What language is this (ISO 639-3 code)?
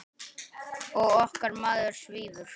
isl